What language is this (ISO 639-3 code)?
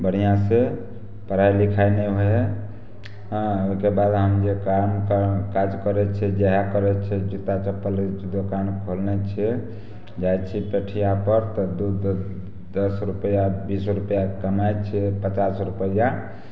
mai